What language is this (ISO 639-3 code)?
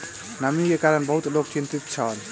mai